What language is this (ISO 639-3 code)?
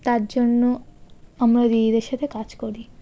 ben